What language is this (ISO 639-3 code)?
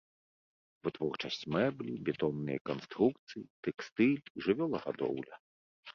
bel